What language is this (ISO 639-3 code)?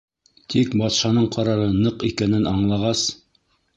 bak